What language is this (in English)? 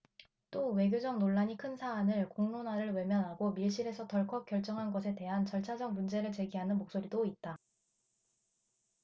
Korean